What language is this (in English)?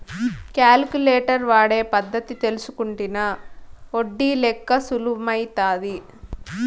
Telugu